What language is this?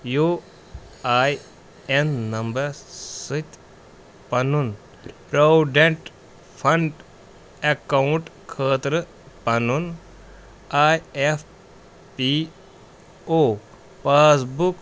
Kashmiri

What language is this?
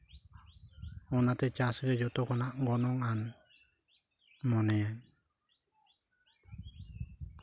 Santali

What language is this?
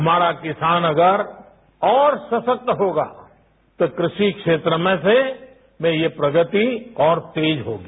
Hindi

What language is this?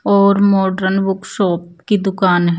Hindi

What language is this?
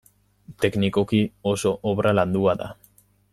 Basque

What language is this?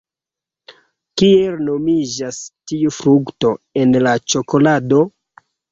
Esperanto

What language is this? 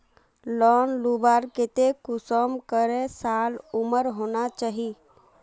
Magahi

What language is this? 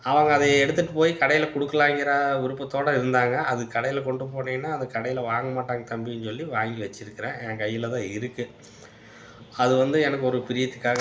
Tamil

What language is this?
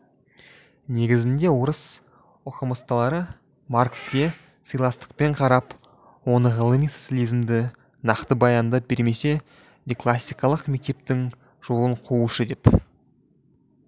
Kazakh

